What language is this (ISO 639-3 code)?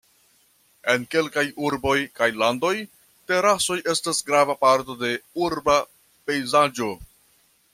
epo